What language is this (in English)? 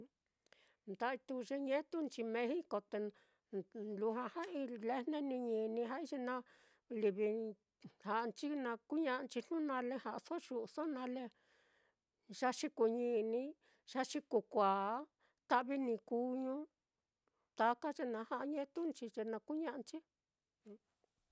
Mitlatongo Mixtec